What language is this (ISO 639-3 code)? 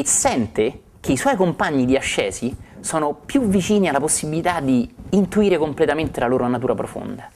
ita